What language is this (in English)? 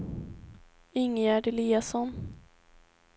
Swedish